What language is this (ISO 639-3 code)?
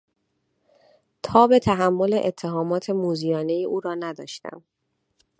fas